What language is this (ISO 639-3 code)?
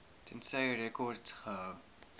afr